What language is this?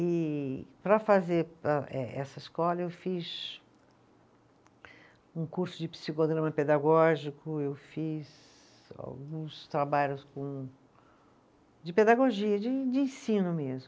Portuguese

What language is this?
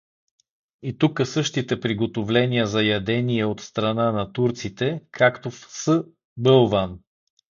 Bulgarian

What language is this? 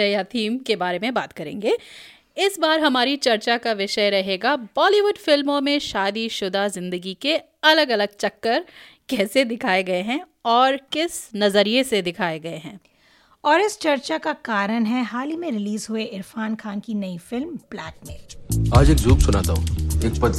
Hindi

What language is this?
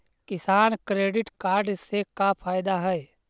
Magahi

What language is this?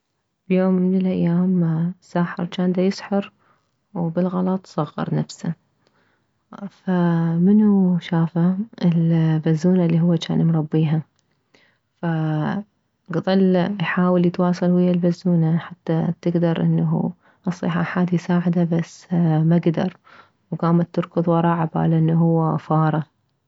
Mesopotamian Arabic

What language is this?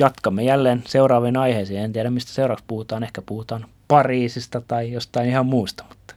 Finnish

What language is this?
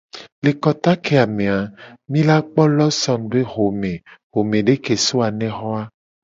Gen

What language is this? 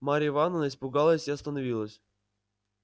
Russian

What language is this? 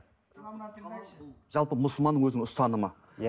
Kazakh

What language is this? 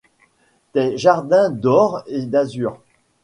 French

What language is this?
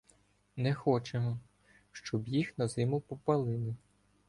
Ukrainian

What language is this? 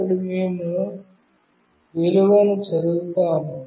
Telugu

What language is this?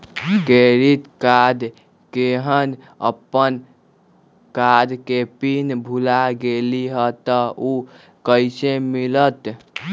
Magahi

